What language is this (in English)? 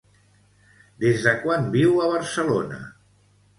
Catalan